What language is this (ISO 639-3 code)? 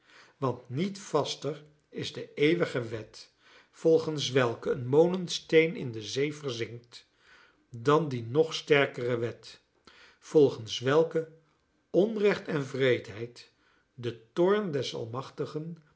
nld